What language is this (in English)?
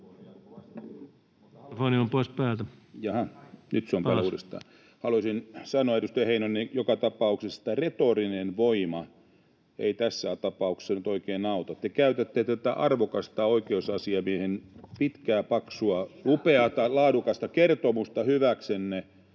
Finnish